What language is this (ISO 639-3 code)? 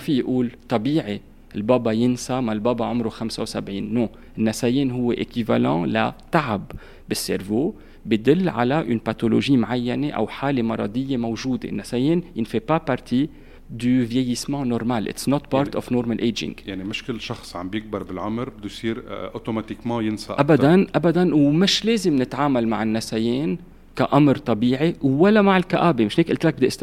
ara